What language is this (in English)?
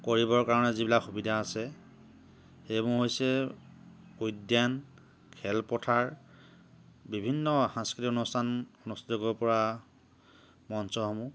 Assamese